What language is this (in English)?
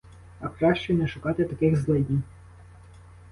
Ukrainian